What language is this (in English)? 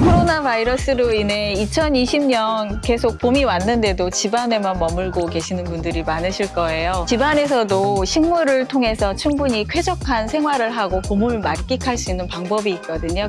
Korean